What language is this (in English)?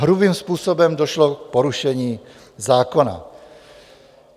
Czech